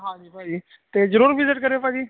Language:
Punjabi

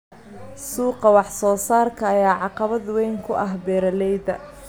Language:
Somali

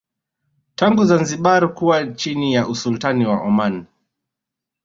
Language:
Swahili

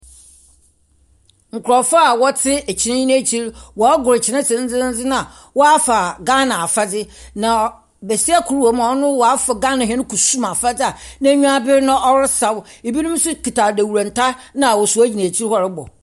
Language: Akan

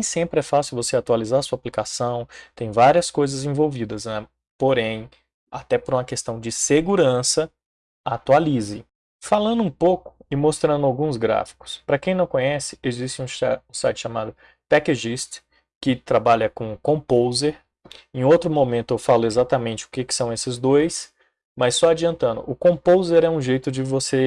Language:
Portuguese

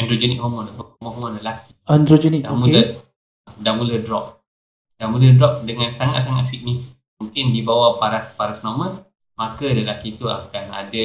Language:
Malay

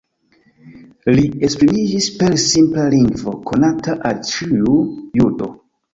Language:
Esperanto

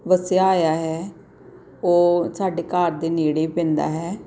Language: Punjabi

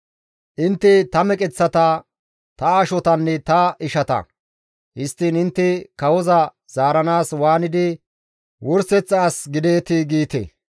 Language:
Gamo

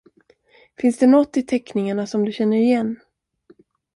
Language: Swedish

